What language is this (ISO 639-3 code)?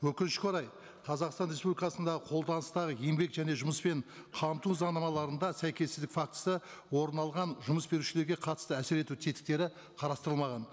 kaz